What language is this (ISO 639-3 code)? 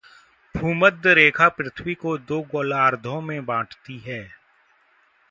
hin